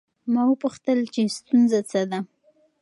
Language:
Pashto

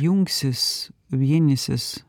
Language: Lithuanian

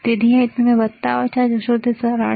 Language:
Gujarati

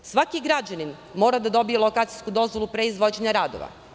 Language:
Serbian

